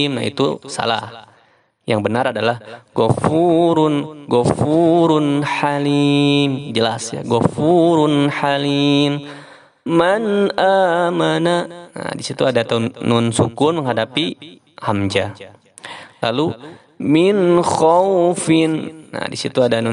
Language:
Indonesian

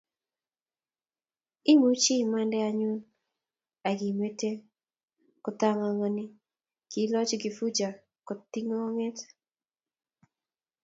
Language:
Kalenjin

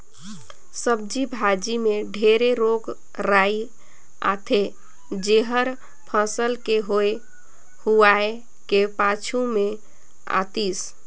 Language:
Chhattisgarhi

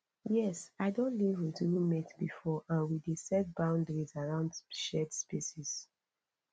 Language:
Nigerian Pidgin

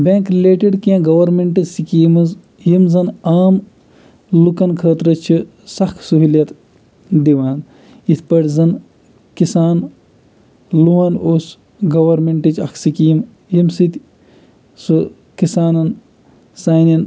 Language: Kashmiri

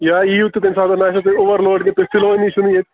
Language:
Kashmiri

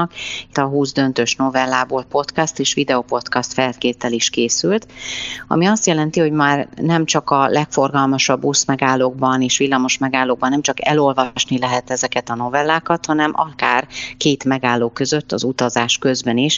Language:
Hungarian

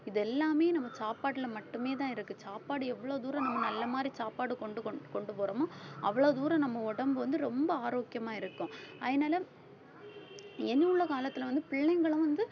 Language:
Tamil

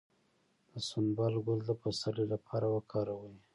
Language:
Pashto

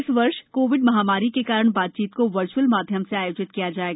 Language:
Hindi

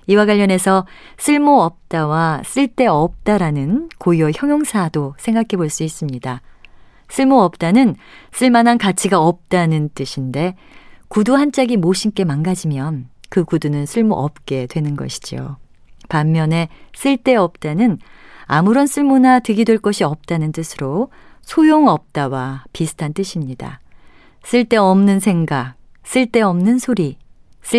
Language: Korean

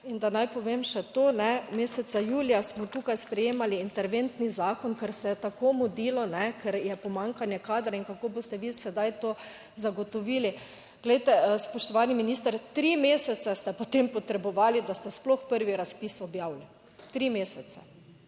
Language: Slovenian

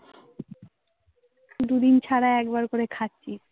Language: Bangla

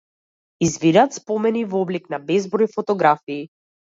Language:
Macedonian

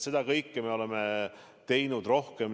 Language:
Estonian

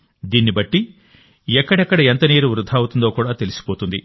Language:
Telugu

